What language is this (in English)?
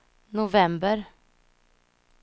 Swedish